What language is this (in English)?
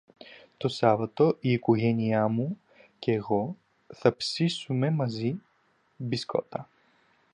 Greek